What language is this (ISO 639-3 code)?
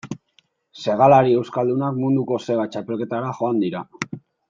eus